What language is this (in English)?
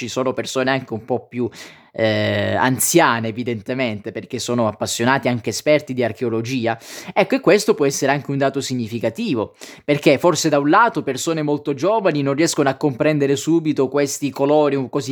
Italian